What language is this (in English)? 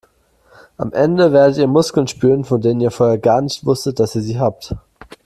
German